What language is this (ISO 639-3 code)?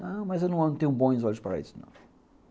por